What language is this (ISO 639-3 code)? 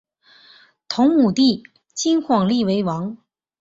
zho